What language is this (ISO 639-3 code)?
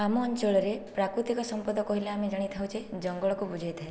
ori